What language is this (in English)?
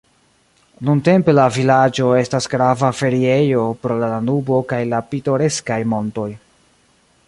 Esperanto